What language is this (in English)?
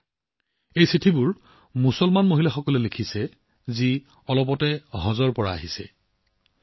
Assamese